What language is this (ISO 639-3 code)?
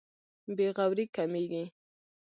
pus